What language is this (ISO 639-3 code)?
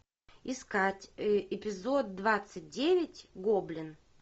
rus